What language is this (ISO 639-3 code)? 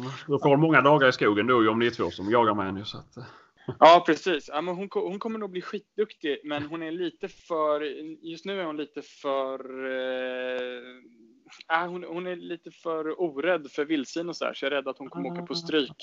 swe